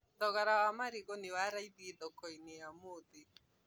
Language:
Kikuyu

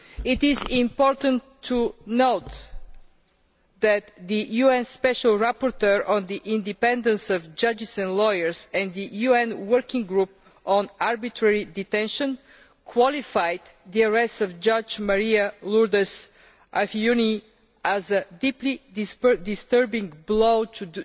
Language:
English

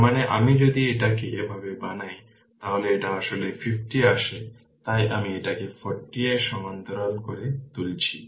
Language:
Bangla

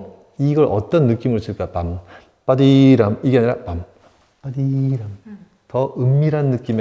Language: Korean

